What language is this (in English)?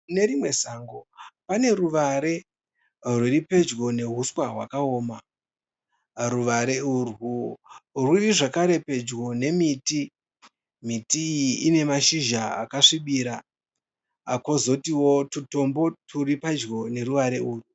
Shona